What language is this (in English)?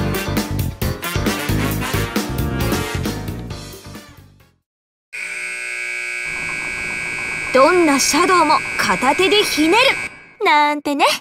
Japanese